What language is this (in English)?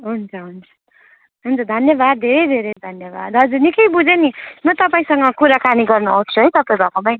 Nepali